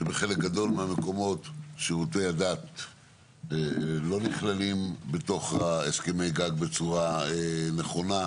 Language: Hebrew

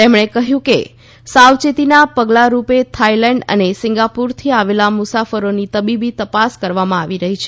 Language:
Gujarati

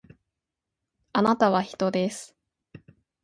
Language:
Japanese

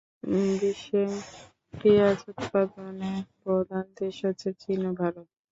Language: Bangla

